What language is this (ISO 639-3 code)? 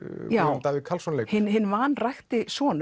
isl